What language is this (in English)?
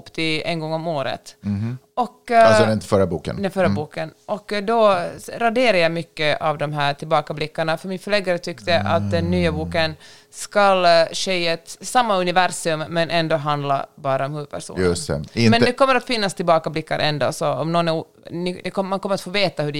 Swedish